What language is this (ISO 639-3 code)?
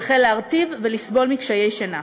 heb